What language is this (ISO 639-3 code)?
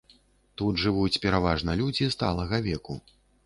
bel